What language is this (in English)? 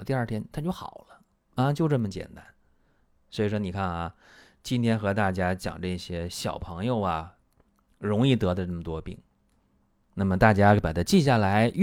Chinese